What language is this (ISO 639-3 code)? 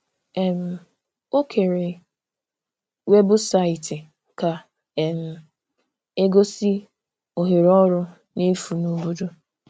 ibo